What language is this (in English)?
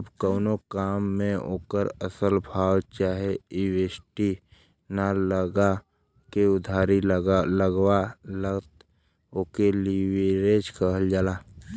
Bhojpuri